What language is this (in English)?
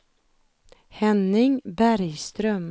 Swedish